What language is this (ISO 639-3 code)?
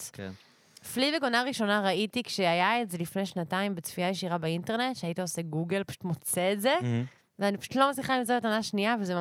heb